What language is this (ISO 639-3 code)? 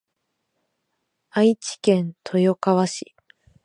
jpn